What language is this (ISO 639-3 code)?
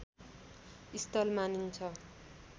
nep